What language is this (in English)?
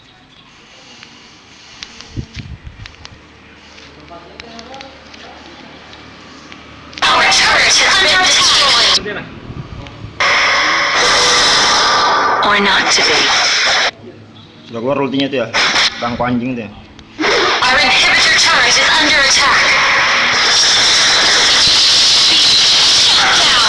Indonesian